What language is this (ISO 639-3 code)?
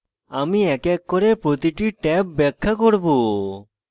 ben